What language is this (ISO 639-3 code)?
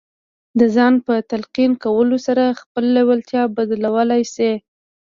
pus